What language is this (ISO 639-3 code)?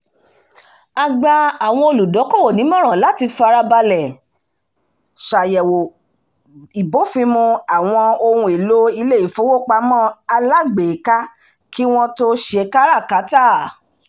yor